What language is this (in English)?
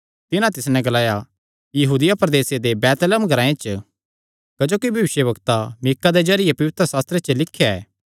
Kangri